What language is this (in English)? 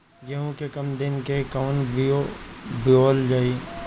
Bhojpuri